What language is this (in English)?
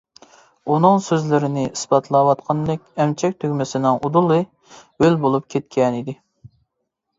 Uyghur